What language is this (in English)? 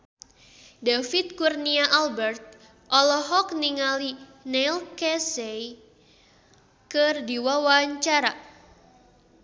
Sundanese